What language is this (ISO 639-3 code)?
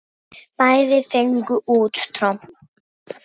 isl